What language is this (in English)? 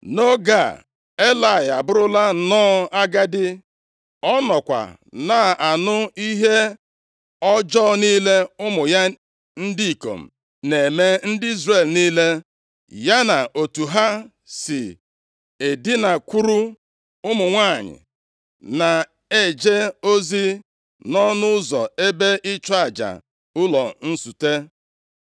Igbo